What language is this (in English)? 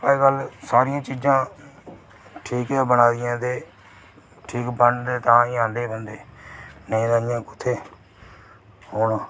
Dogri